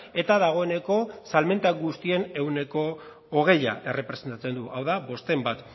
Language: Basque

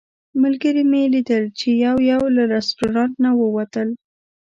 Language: Pashto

